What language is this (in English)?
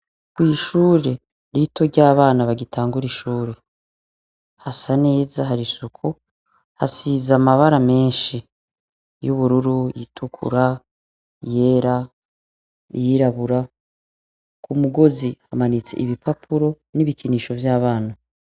Rundi